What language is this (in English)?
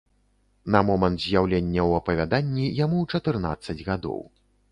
Belarusian